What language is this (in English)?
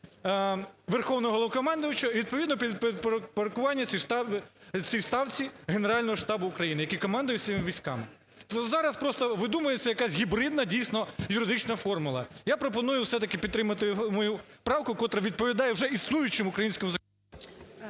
Ukrainian